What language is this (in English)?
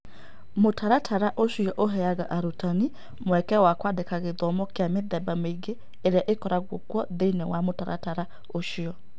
Kikuyu